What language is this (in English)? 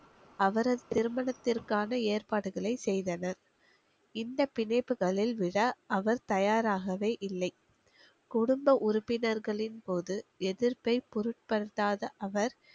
Tamil